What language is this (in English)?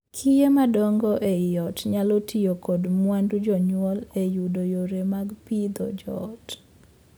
Luo (Kenya and Tanzania)